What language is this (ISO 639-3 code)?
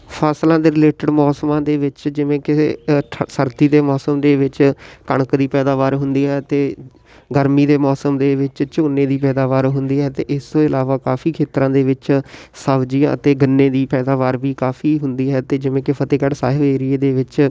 pan